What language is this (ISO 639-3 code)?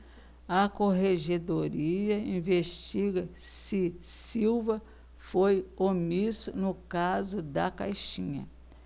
por